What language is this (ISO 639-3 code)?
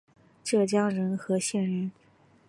zho